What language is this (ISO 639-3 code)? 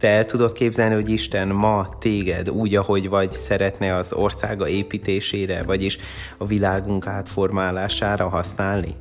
hun